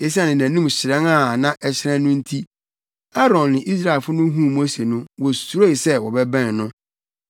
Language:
Akan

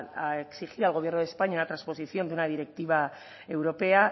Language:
Spanish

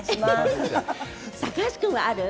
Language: Japanese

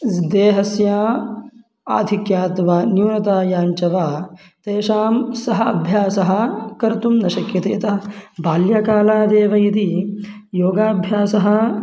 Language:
Sanskrit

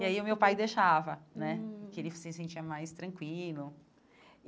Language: Portuguese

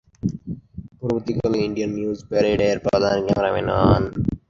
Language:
Bangla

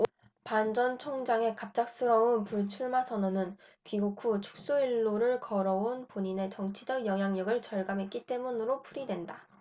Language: Korean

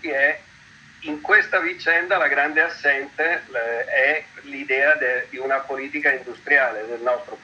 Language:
Italian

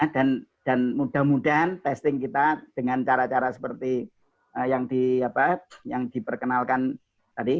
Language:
Indonesian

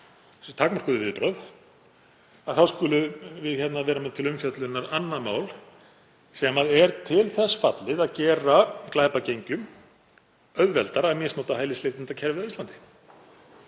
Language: Icelandic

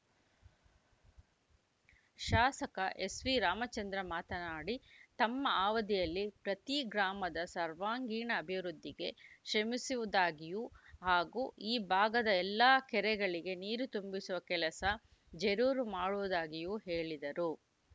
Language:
Kannada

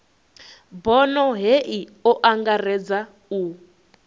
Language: Venda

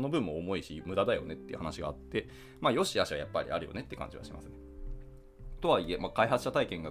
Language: Japanese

